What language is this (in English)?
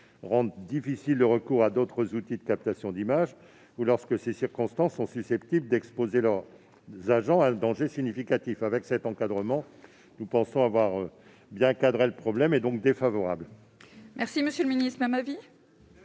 French